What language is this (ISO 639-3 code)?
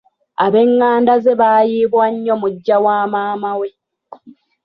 lug